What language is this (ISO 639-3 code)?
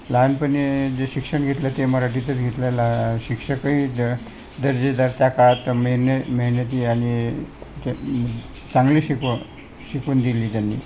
mar